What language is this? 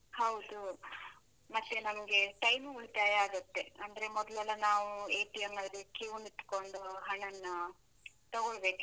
Kannada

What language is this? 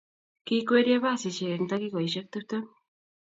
Kalenjin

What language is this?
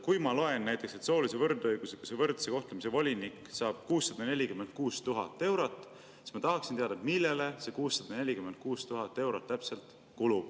Estonian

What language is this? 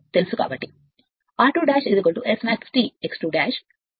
Telugu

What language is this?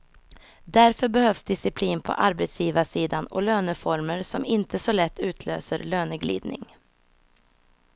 Swedish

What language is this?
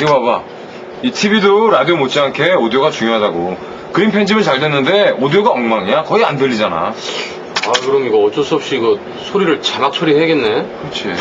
Korean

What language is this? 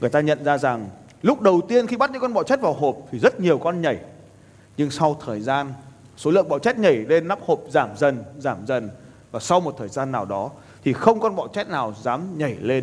Vietnamese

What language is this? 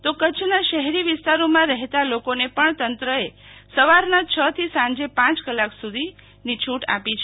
Gujarati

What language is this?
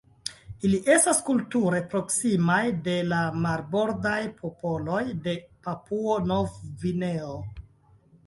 Esperanto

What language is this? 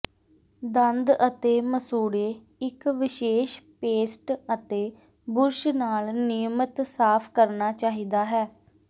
Punjabi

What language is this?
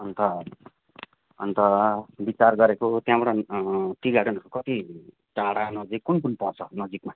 Nepali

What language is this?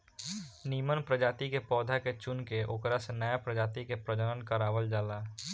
Bhojpuri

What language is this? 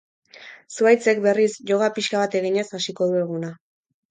Basque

